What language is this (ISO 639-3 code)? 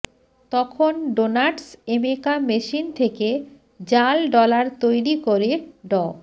ben